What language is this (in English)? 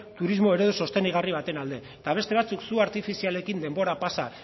Basque